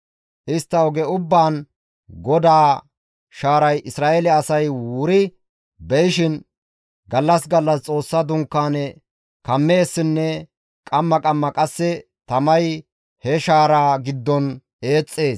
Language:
Gamo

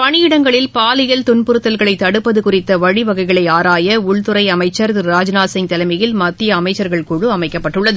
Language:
Tamil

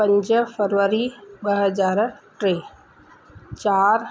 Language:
Sindhi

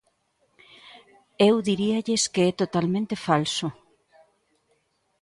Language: Galician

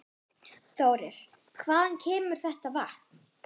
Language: Icelandic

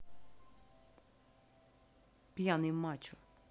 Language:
Russian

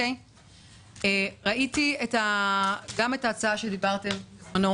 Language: Hebrew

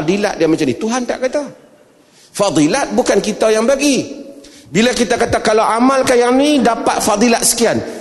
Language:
Malay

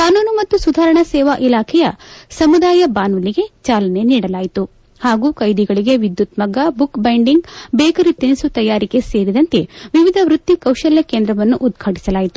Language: Kannada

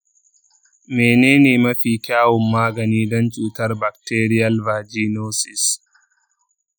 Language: Hausa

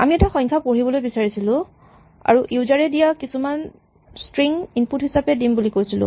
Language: Assamese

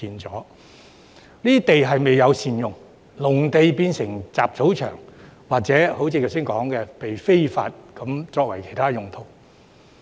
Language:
Cantonese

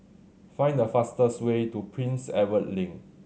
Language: English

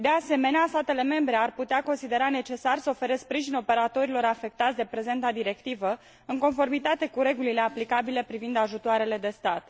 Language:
Romanian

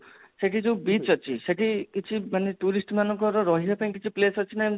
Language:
Odia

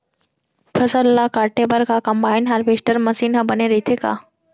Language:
Chhattisgarhi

